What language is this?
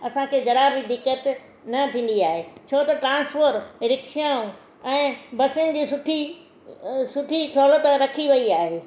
Sindhi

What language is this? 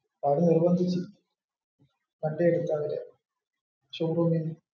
Malayalam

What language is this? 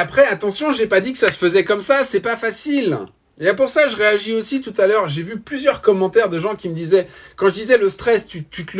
French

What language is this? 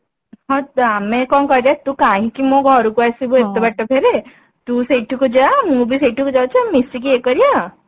Odia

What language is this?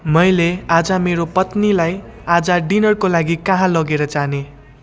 Nepali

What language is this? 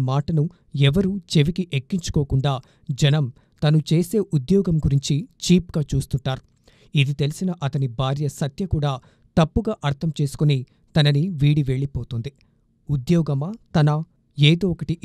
Telugu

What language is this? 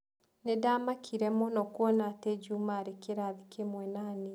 Kikuyu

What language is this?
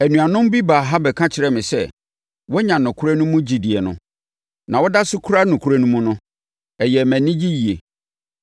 Akan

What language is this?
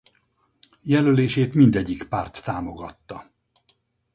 Hungarian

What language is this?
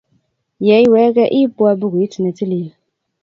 Kalenjin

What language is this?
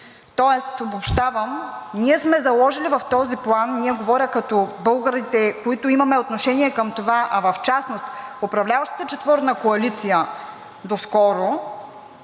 Bulgarian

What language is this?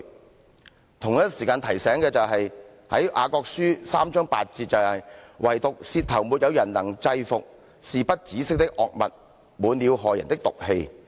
Cantonese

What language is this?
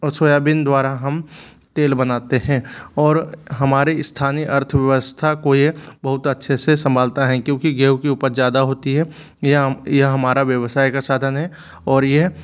Hindi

